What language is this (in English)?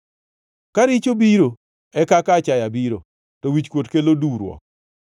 Luo (Kenya and Tanzania)